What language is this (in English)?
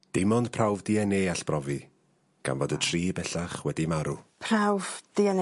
Welsh